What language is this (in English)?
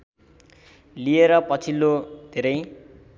Nepali